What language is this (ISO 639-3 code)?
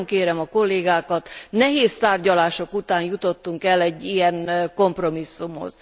hun